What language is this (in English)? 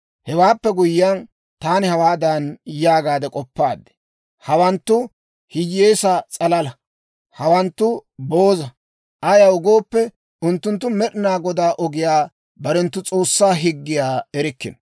Dawro